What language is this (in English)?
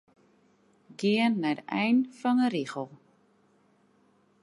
Western Frisian